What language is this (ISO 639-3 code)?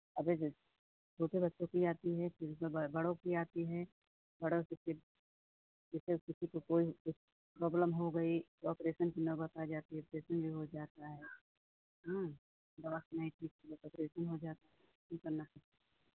hin